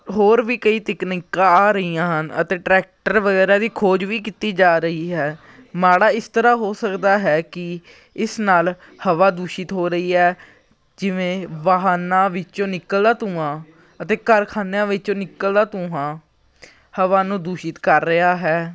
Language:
Punjabi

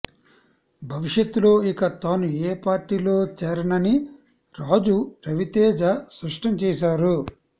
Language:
Telugu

